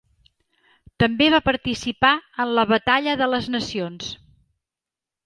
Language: Catalan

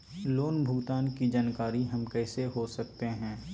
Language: Magahi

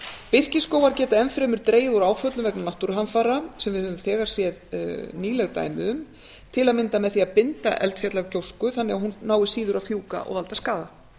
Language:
Icelandic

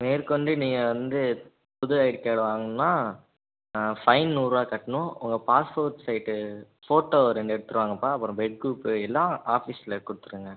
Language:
Tamil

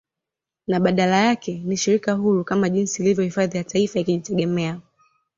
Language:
Swahili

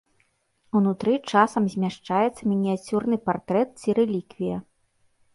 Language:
Belarusian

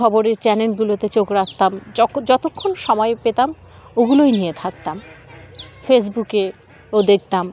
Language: Bangla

